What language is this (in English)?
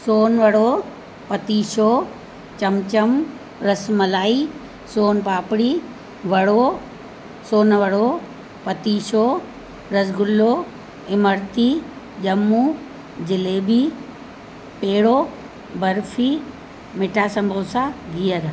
Sindhi